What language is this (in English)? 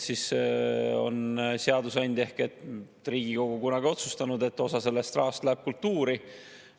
Estonian